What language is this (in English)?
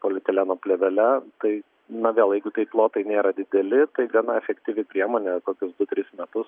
Lithuanian